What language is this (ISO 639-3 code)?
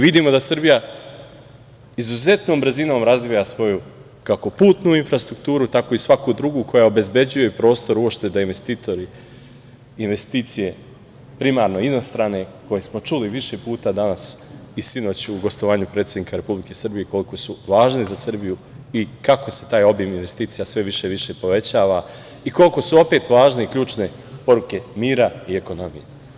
srp